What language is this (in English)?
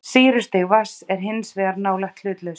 Icelandic